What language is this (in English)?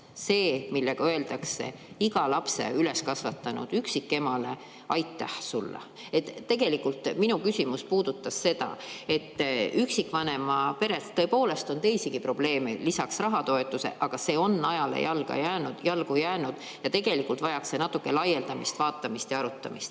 Estonian